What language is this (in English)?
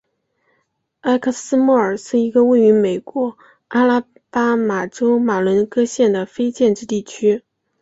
Chinese